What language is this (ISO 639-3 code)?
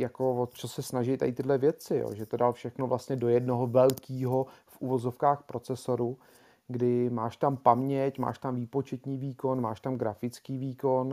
ces